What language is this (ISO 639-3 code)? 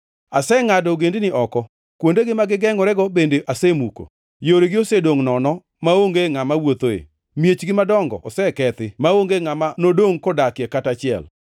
luo